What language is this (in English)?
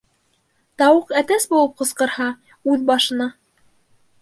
Bashkir